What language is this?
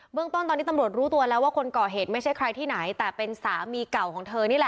Thai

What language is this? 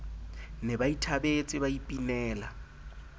Southern Sotho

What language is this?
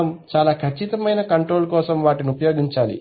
Telugu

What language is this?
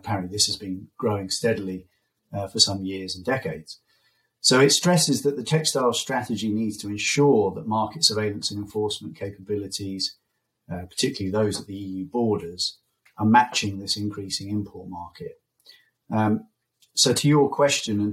English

